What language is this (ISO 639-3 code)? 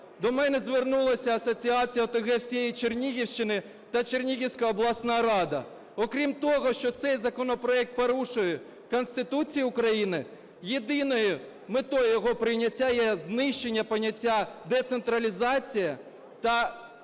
ukr